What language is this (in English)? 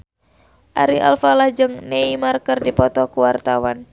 Sundanese